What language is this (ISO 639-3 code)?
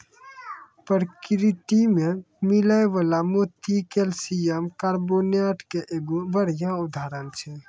mai